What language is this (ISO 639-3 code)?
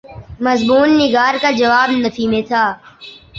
urd